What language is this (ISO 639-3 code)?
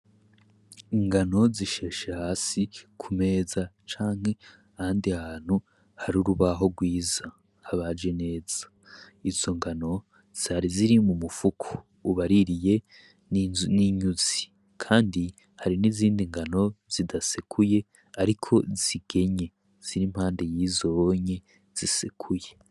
run